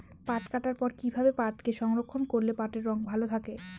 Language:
Bangla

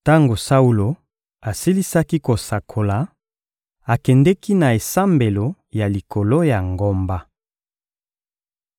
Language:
Lingala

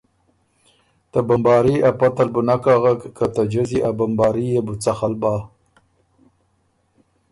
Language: Ormuri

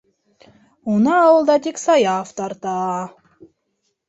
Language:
Bashkir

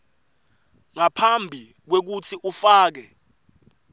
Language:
Swati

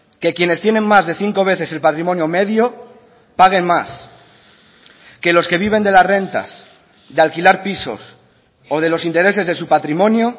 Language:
Spanish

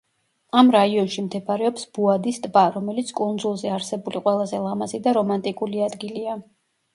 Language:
Georgian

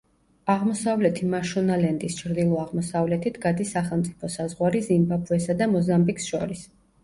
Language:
Georgian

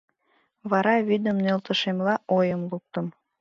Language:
Mari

